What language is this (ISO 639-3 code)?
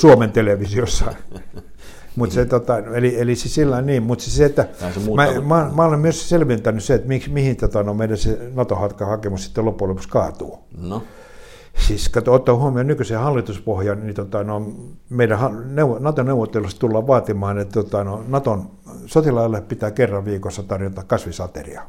fin